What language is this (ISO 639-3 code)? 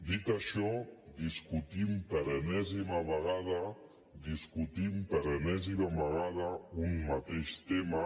cat